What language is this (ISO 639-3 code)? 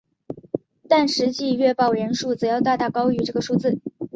zho